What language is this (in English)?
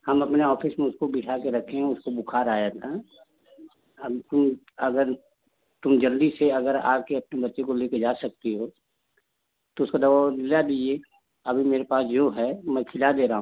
Hindi